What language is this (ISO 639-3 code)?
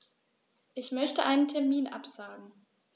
deu